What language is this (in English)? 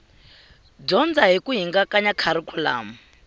Tsonga